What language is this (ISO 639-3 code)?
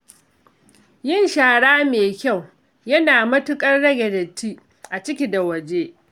hau